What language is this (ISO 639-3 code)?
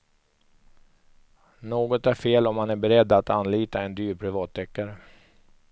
swe